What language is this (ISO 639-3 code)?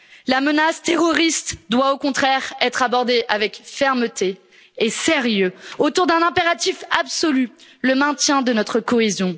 fra